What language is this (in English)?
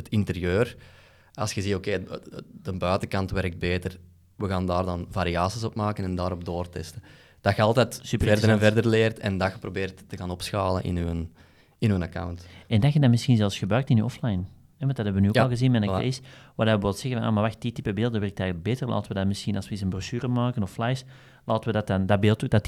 Dutch